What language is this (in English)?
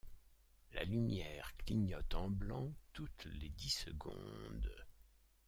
French